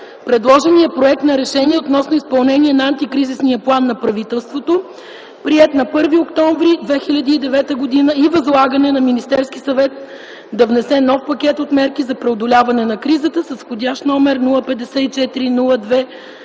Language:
Bulgarian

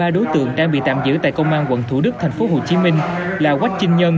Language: Vietnamese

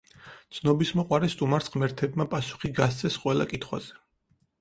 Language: Georgian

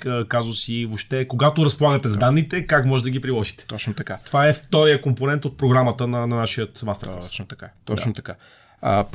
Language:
Bulgarian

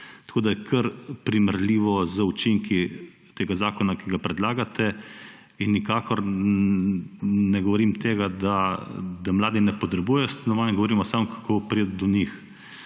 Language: Slovenian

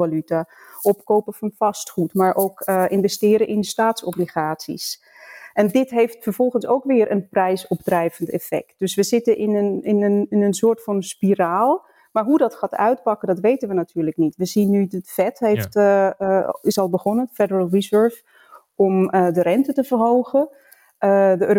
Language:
Dutch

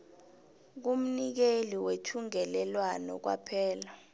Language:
South Ndebele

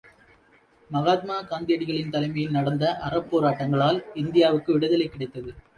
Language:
Tamil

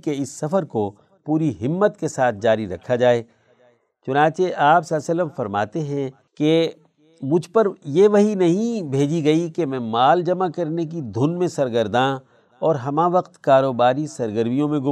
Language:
Urdu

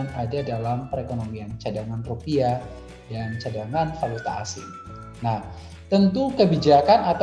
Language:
Indonesian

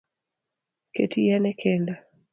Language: Luo (Kenya and Tanzania)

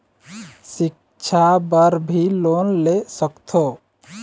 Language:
Chhattisgarhi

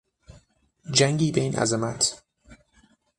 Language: Persian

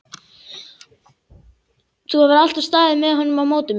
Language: Icelandic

